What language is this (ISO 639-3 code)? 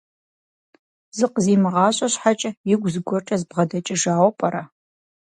kbd